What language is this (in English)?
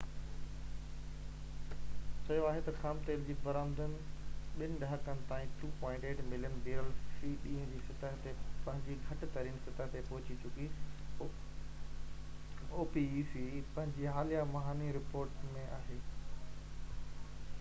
Sindhi